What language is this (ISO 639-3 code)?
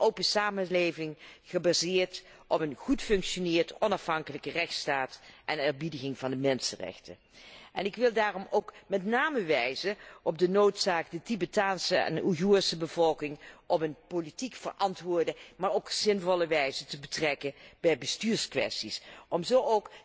nld